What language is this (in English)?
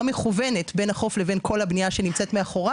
Hebrew